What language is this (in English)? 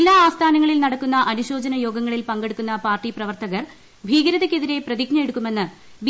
Malayalam